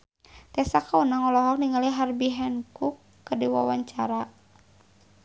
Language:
Sundanese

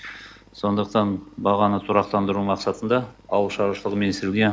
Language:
Kazakh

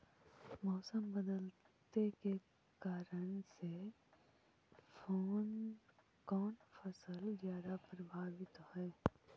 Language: Magahi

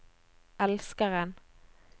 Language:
Norwegian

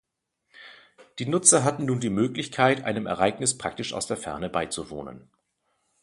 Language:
German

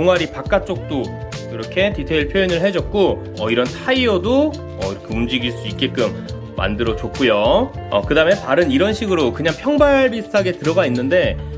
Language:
Korean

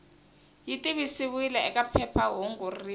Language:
Tsonga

